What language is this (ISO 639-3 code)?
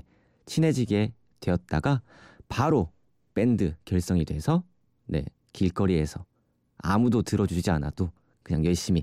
kor